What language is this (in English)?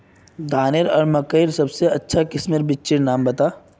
Magahi